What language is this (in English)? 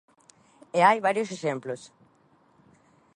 Galician